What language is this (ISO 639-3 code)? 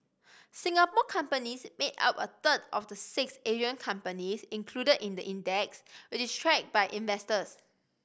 eng